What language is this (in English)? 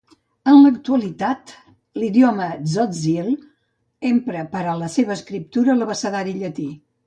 Catalan